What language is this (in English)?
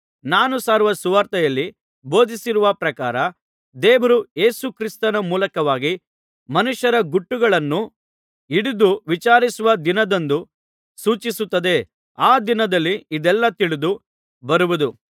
Kannada